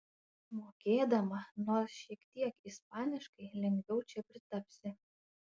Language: Lithuanian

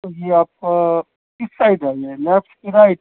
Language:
Urdu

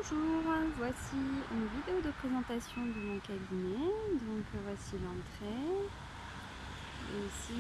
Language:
French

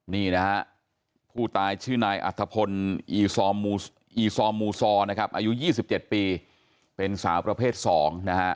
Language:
Thai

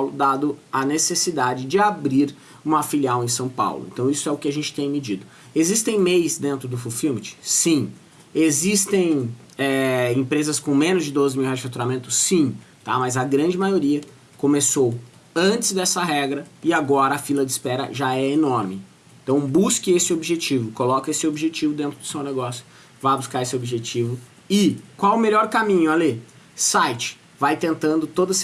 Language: Portuguese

